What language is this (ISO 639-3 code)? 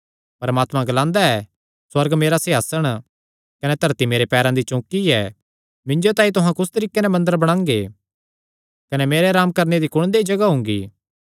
xnr